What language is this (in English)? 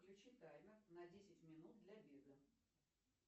Russian